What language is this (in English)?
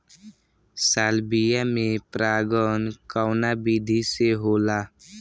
Bhojpuri